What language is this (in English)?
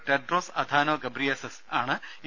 Malayalam